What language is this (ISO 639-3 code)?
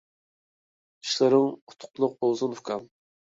uig